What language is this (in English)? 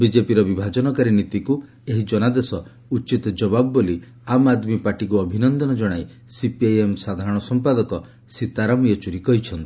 Odia